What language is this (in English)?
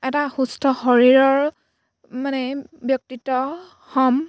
Assamese